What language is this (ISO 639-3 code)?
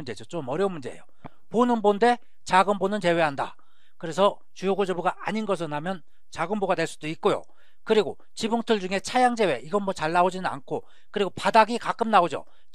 kor